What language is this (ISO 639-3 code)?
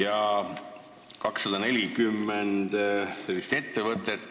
est